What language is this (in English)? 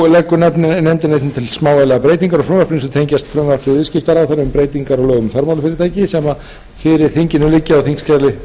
Icelandic